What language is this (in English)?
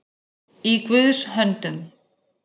Icelandic